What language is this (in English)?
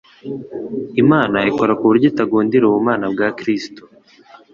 Kinyarwanda